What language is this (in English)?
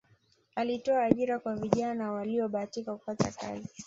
Swahili